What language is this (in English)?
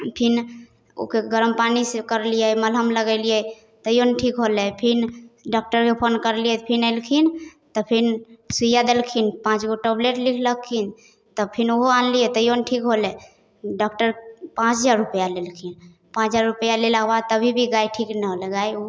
Maithili